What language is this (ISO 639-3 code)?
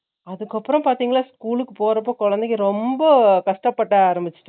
tam